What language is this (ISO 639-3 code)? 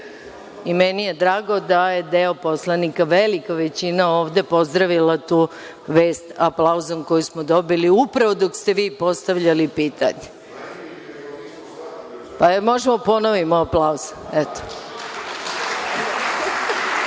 srp